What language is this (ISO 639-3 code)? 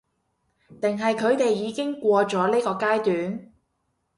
yue